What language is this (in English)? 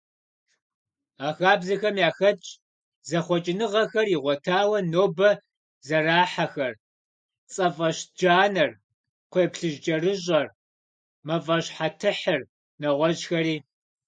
Kabardian